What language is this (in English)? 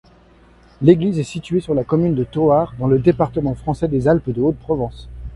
French